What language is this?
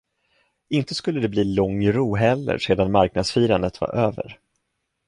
Swedish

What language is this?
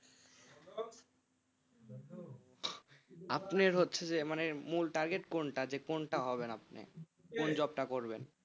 Bangla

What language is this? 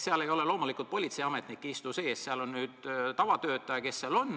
Estonian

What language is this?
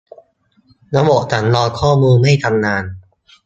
Thai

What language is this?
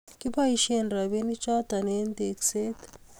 Kalenjin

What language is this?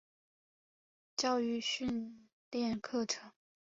Chinese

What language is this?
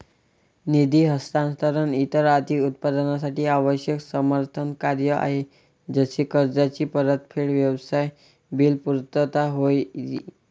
Marathi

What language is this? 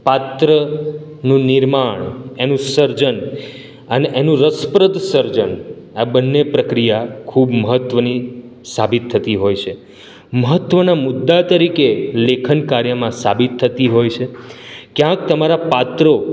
Gujarati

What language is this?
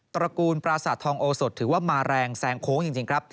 Thai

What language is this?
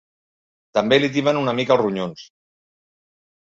Catalan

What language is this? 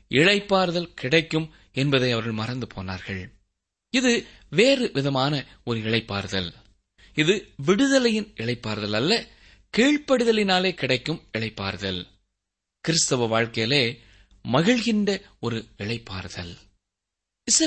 Tamil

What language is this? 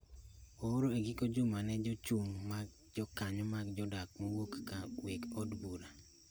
Luo (Kenya and Tanzania)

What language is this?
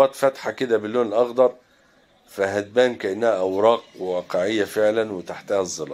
Arabic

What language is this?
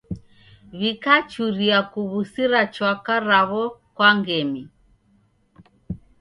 Taita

